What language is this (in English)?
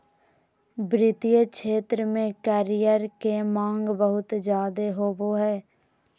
Magahi